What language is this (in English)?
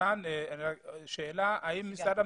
Hebrew